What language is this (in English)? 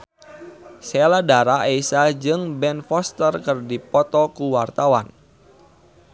Sundanese